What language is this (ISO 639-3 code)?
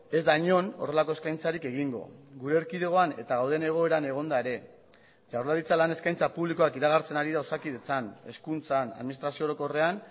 eus